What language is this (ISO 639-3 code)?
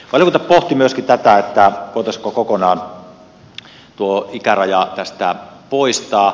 fin